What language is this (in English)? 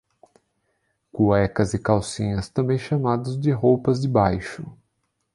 Portuguese